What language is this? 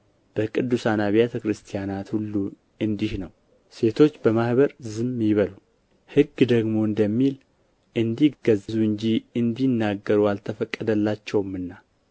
Amharic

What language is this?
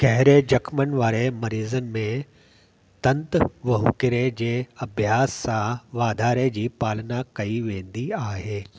Sindhi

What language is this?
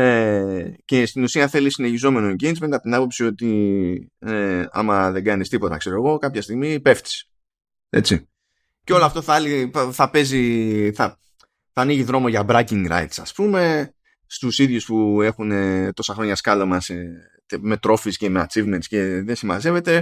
Greek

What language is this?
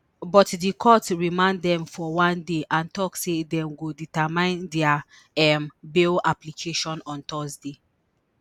Nigerian Pidgin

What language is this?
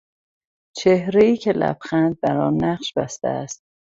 Persian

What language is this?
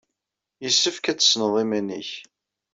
Kabyle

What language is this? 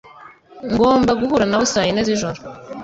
Kinyarwanda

